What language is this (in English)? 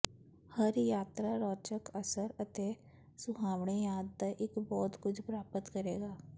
Punjabi